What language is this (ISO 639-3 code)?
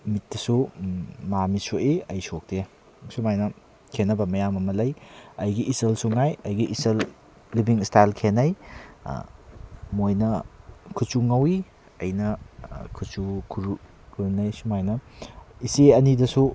mni